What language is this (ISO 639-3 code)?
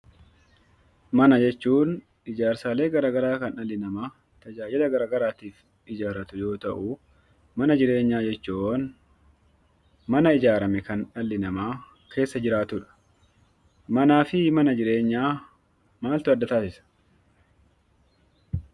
orm